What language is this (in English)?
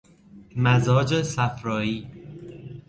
Persian